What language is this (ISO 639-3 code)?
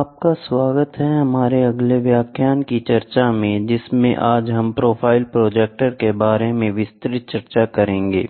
hin